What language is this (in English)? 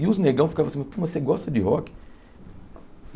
Portuguese